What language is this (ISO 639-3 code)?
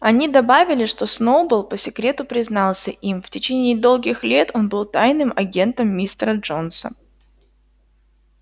rus